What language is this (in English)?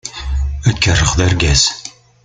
Kabyle